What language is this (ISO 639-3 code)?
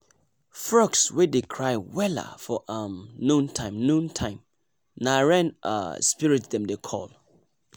pcm